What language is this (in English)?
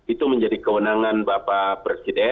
Indonesian